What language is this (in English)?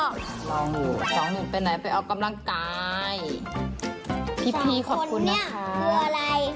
Thai